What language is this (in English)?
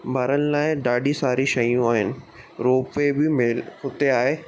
Sindhi